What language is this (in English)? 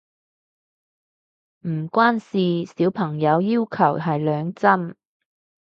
Cantonese